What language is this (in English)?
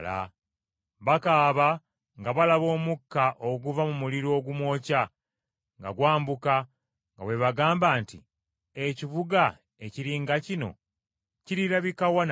Ganda